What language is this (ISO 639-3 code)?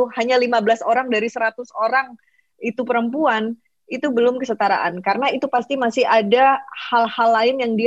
ind